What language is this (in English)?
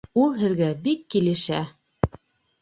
Bashkir